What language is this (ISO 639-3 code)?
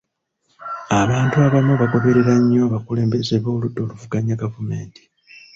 lug